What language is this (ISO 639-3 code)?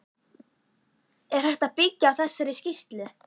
isl